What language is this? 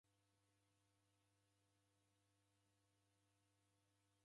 Taita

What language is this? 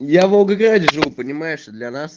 Russian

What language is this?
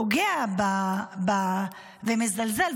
Hebrew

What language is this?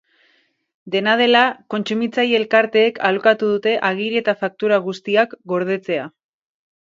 Basque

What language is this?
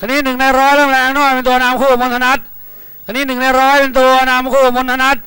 Thai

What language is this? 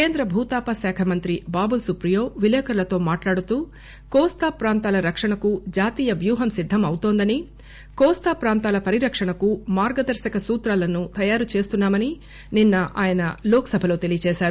Telugu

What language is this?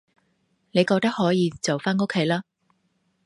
Cantonese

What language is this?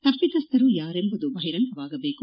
Kannada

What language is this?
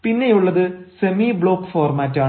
Malayalam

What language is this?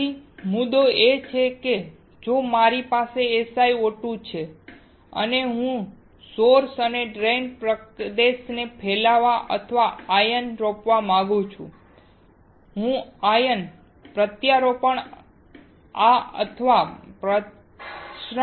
Gujarati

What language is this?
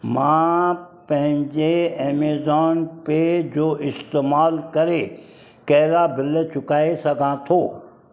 Sindhi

